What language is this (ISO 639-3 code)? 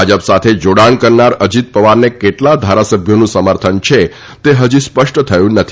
guj